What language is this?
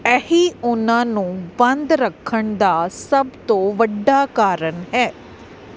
Punjabi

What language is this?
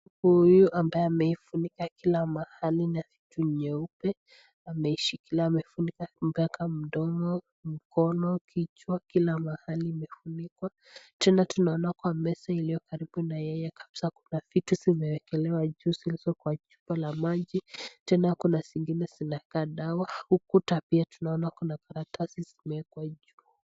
Swahili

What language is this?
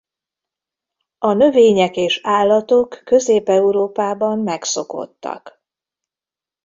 Hungarian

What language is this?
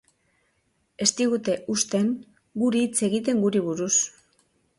Basque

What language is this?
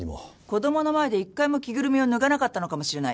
Japanese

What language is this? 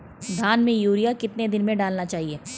Hindi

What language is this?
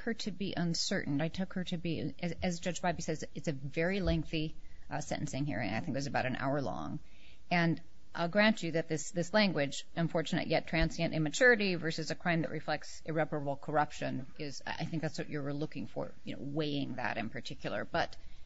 English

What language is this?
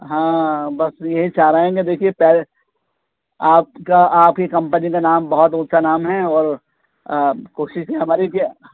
Urdu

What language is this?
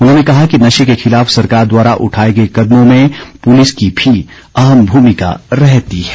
Hindi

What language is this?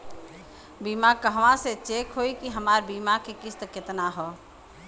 Bhojpuri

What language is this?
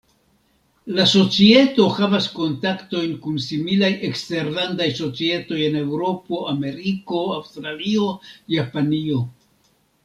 Esperanto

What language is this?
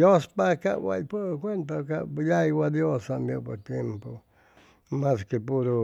Chimalapa Zoque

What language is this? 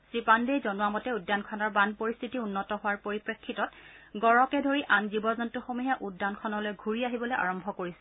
Assamese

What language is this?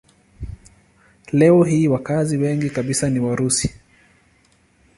Swahili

